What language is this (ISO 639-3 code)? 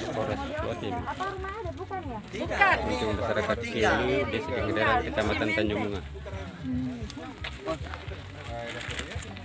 ind